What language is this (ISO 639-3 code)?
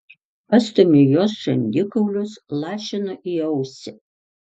lit